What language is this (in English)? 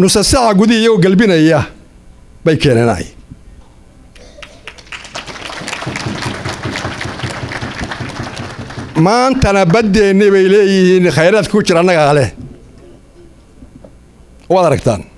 Arabic